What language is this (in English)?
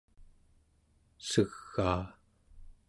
Central Yupik